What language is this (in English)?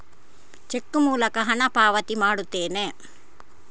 Kannada